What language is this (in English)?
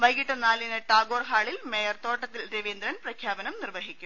Malayalam